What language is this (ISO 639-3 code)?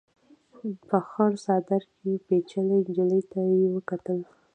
pus